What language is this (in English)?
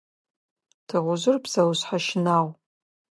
Adyghe